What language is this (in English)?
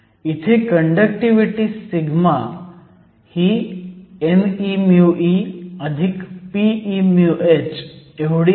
Marathi